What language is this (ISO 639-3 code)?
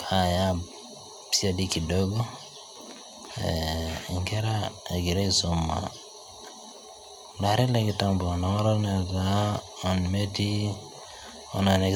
mas